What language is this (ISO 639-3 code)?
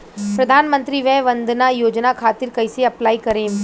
bho